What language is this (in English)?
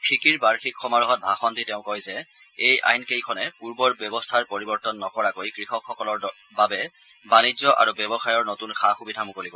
Assamese